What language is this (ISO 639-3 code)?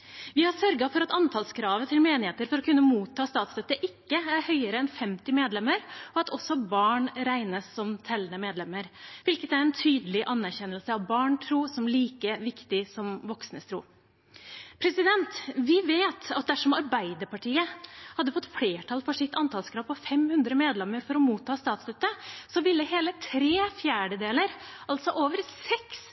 nob